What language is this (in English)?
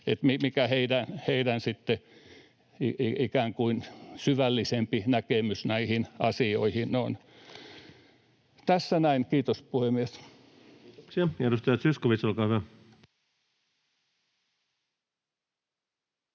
Finnish